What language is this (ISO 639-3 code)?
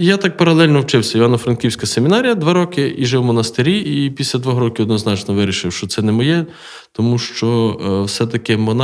ukr